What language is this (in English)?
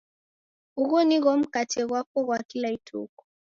Taita